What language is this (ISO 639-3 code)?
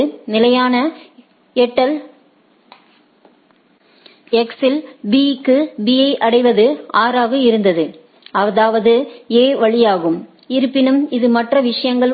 tam